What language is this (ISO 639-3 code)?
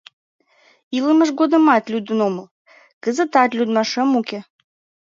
chm